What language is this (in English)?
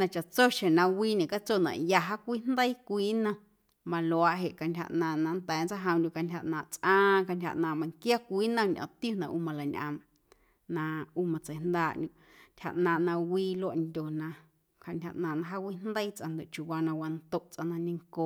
Guerrero Amuzgo